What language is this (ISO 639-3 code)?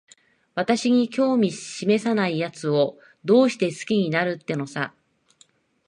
jpn